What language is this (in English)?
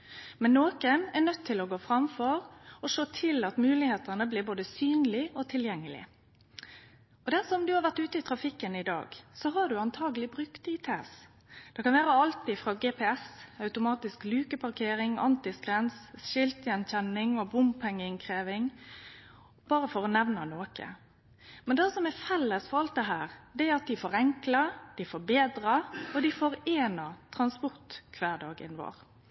Norwegian Nynorsk